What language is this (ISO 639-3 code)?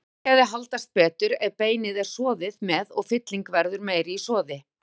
isl